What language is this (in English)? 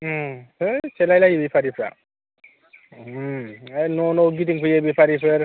Bodo